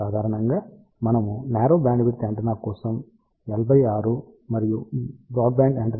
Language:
Telugu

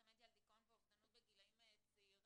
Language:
Hebrew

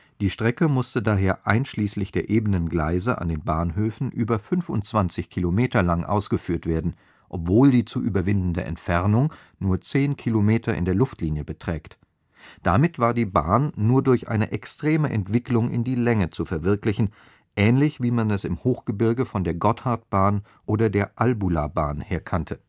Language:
German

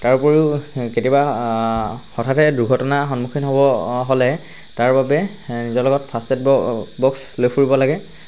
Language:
Assamese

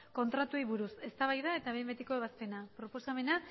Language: Basque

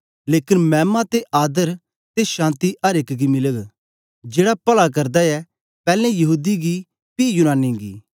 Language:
Dogri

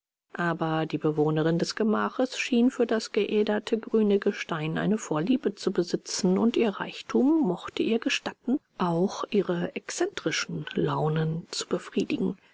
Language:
German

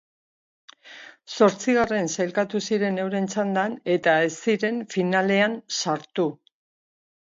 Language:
Basque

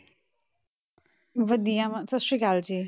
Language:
Punjabi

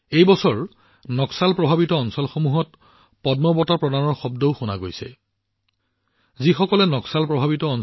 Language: Assamese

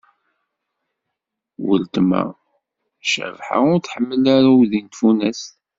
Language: Kabyle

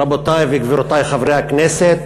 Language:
Hebrew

